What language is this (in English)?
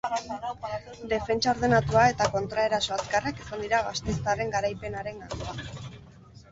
Basque